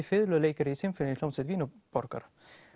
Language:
Icelandic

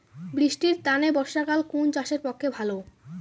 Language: Bangla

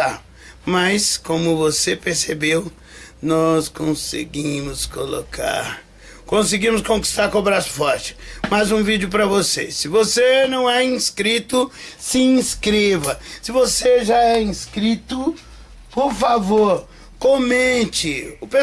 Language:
Portuguese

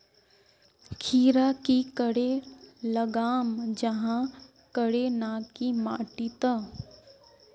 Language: Magahi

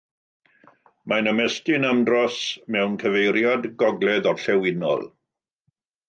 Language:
Welsh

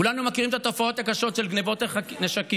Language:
Hebrew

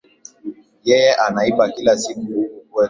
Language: Swahili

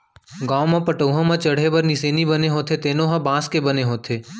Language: Chhattisgarhi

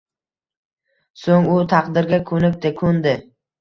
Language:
Uzbek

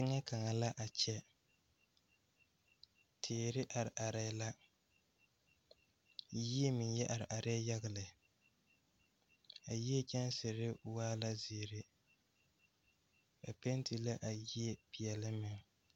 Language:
Southern Dagaare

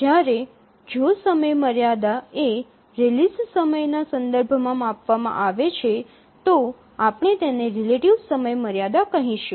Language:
Gujarati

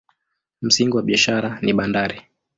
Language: Swahili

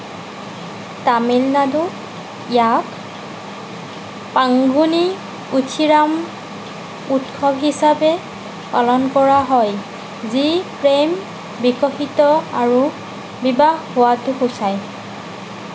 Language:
Assamese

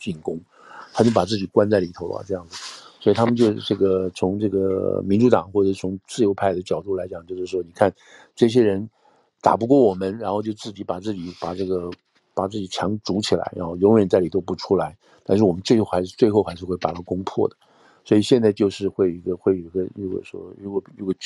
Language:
Chinese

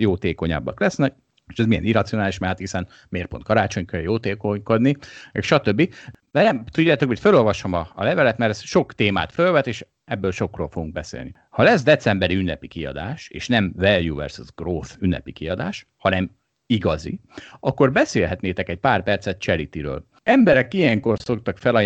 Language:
Hungarian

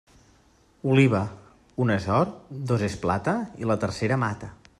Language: Catalan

